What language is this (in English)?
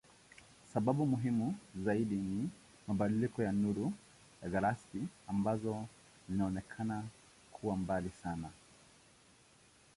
Swahili